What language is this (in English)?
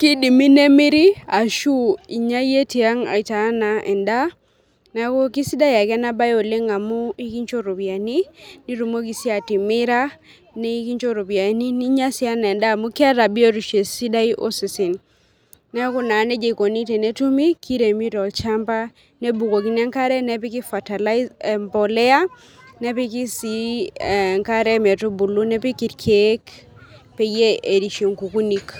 Masai